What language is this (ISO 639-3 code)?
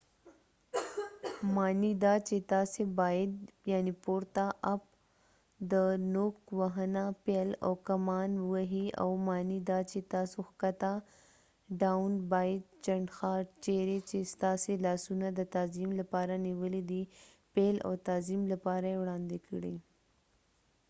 pus